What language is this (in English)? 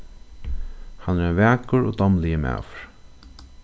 Faroese